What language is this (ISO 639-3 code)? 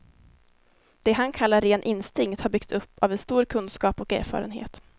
swe